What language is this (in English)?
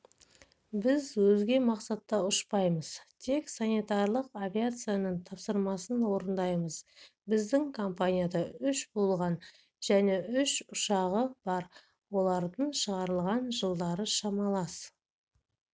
Kazakh